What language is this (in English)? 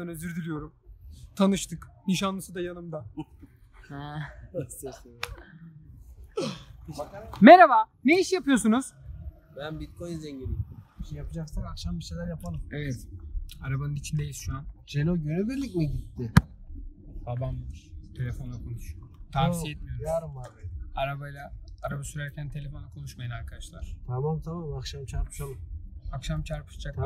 Turkish